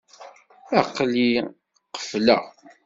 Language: Kabyle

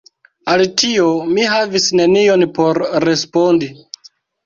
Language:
Esperanto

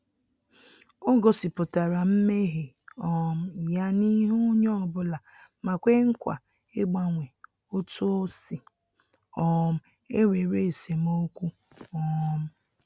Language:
Igbo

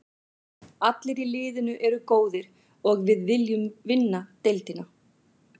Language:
Icelandic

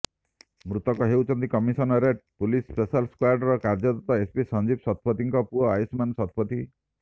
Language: Odia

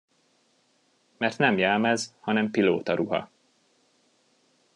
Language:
Hungarian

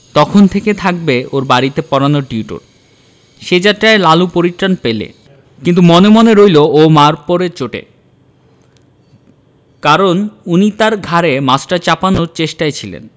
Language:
Bangla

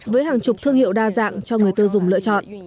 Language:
Vietnamese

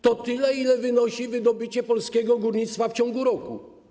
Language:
Polish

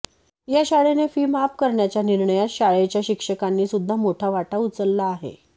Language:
Marathi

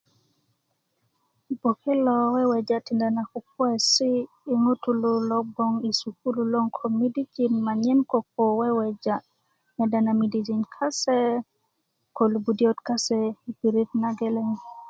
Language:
Kuku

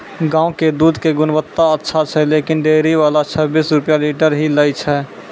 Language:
Maithili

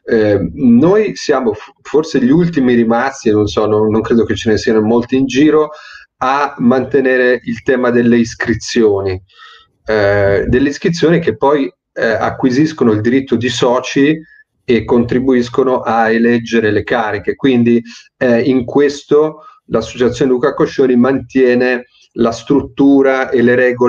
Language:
Italian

